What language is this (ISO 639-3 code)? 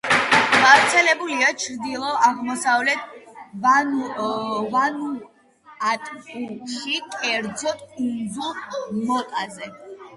kat